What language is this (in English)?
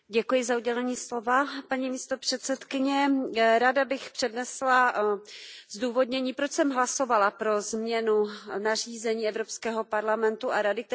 Czech